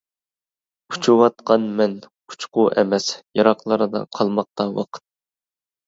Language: Uyghur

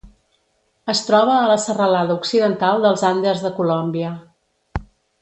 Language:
Catalan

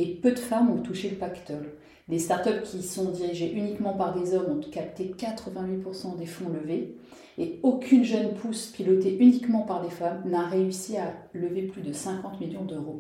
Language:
French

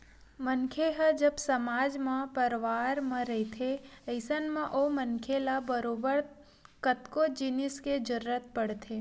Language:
Chhattisgarhi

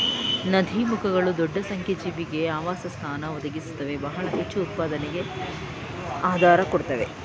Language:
Kannada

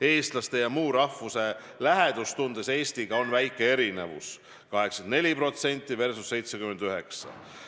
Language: Estonian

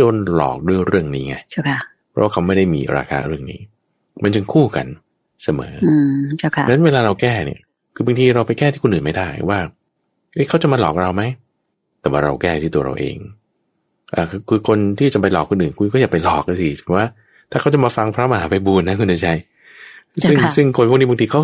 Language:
Thai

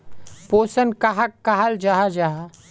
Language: Magahi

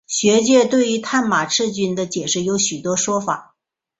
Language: Chinese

